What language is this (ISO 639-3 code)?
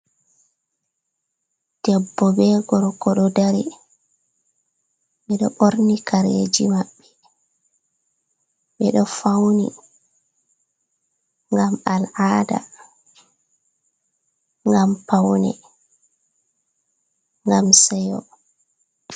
ful